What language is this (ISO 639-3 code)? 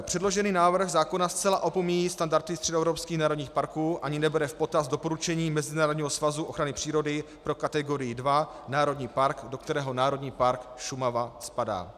ces